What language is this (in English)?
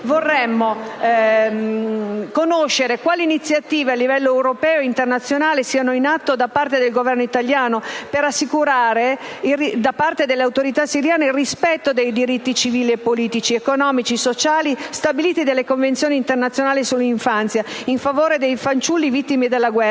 Italian